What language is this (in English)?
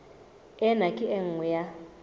Southern Sotho